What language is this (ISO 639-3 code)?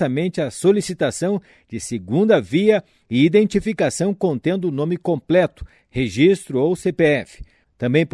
por